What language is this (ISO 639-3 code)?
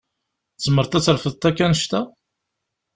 kab